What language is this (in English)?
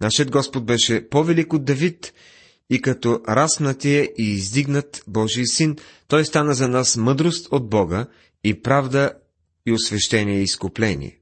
Bulgarian